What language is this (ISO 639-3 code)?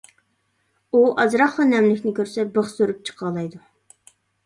uig